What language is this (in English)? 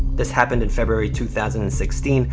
English